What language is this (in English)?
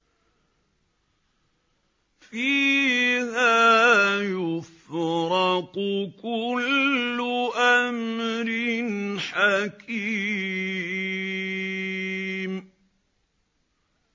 Arabic